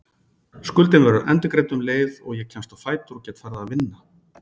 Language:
Icelandic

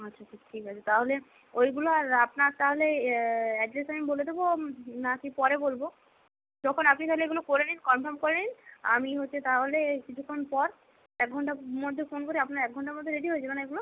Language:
Bangla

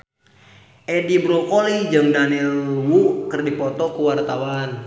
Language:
Sundanese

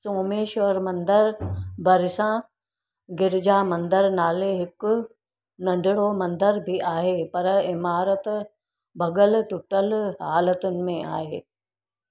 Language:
Sindhi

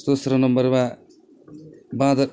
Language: Nepali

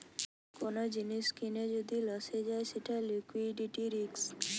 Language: Bangla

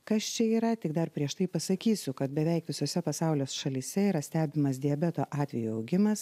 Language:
Lithuanian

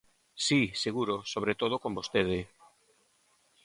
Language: Galician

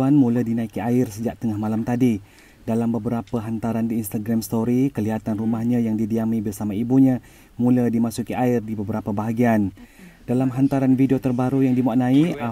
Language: Malay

